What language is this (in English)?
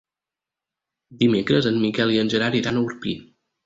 Catalan